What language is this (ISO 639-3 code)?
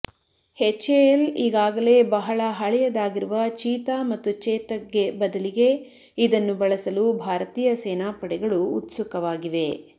kan